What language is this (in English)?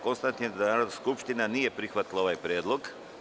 Serbian